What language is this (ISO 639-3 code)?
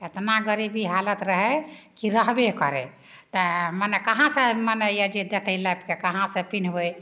mai